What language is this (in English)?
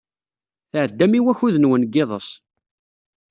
Kabyle